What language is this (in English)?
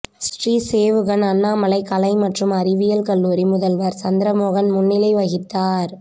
Tamil